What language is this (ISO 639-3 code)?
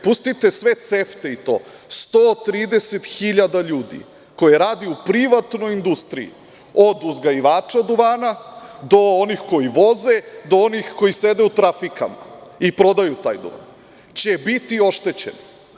srp